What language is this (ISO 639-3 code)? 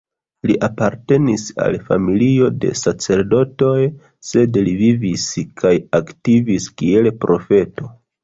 epo